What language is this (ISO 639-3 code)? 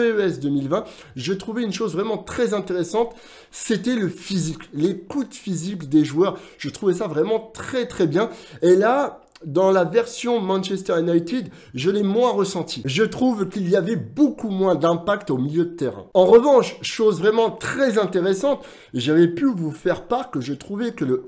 fra